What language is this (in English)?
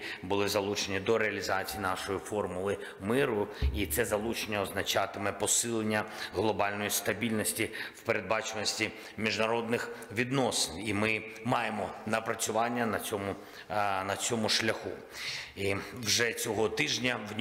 Ukrainian